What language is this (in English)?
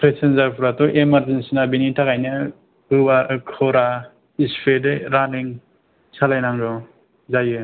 Bodo